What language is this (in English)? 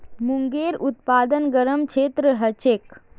Magahi